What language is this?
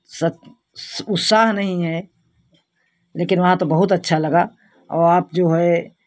Hindi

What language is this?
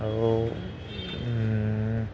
Assamese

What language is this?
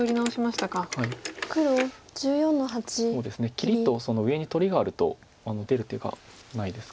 Japanese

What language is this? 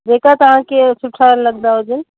Sindhi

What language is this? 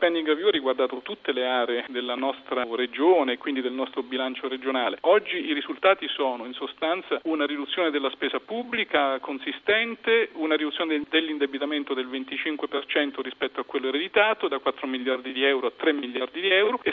Italian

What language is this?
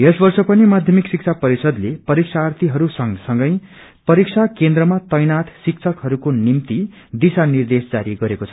Nepali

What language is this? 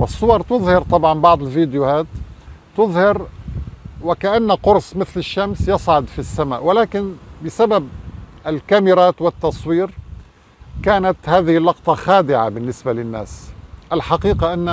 Arabic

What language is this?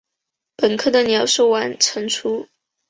Chinese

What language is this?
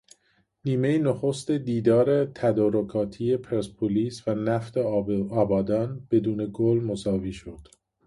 Persian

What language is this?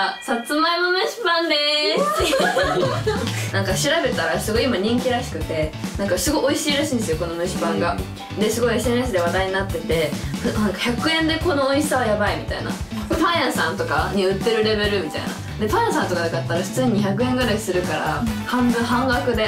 Japanese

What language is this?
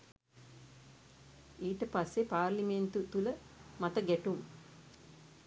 Sinhala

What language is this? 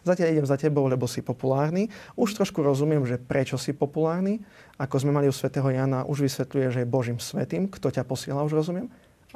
Slovak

